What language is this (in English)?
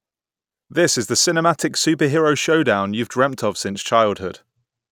English